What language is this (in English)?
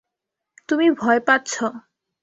Bangla